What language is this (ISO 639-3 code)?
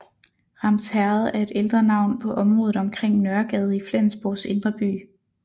dan